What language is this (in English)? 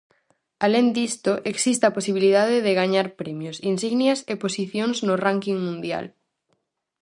Galician